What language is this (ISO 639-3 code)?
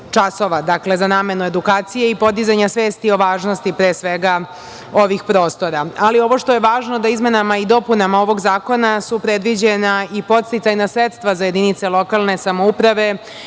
srp